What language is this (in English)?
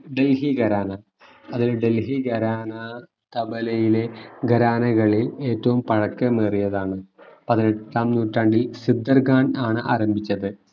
Malayalam